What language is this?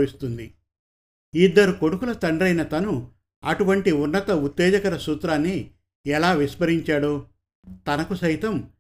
Telugu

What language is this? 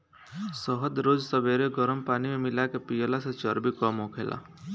Bhojpuri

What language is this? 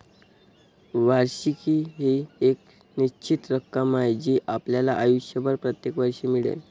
Marathi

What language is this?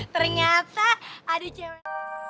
Indonesian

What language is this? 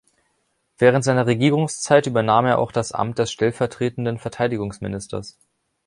German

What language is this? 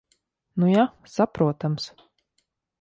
Latvian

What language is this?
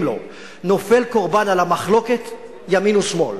Hebrew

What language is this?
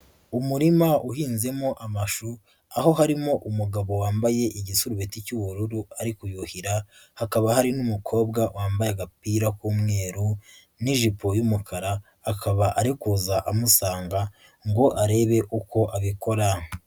Kinyarwanda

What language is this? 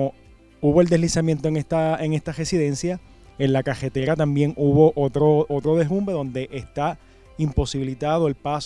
Spanish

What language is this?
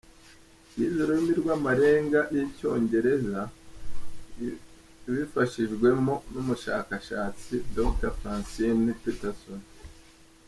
Kinyarwanda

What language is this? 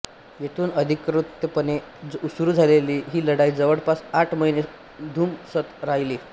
Marathi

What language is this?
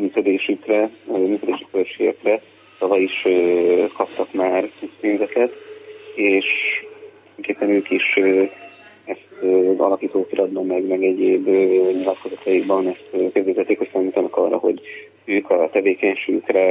Hungarian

